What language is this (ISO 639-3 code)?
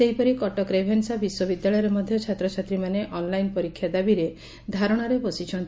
ori